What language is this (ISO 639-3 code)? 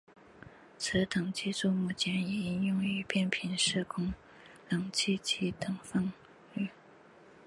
zho